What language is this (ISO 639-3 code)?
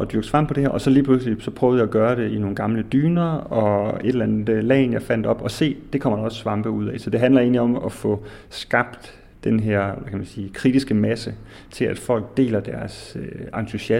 dan